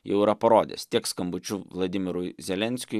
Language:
Lithuanian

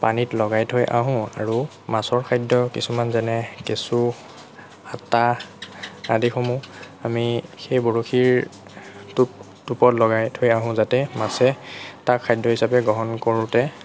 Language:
Assamese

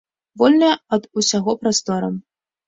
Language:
Belarusian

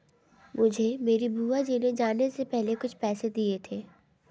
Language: Hindi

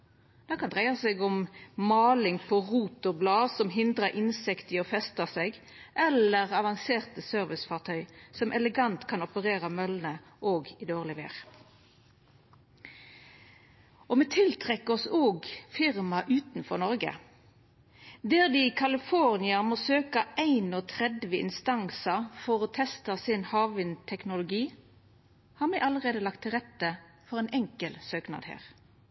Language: Norwegian Nynorsk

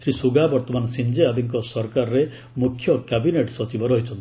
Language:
Odia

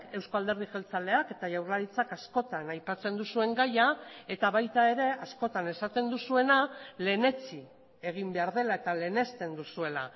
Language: Basque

